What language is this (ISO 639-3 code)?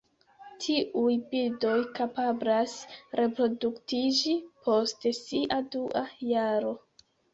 epo